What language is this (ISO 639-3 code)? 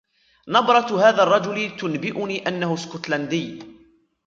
ara